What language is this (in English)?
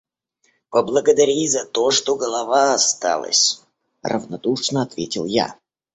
Russian